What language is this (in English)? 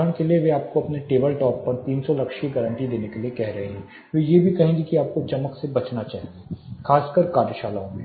Hindi